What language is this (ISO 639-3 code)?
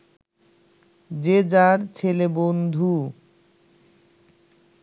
ben